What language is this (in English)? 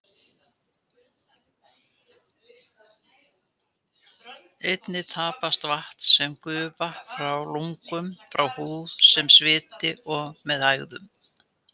Icelandic